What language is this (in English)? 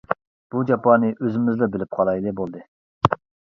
Uyghur